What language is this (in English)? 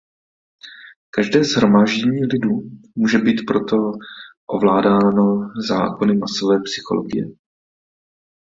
Czech